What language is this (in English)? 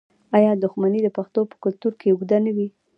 Pashto